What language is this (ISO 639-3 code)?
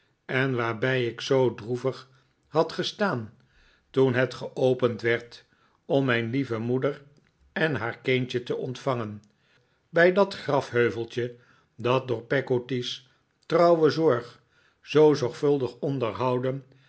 nld